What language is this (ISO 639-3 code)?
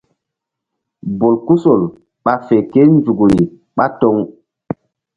mdd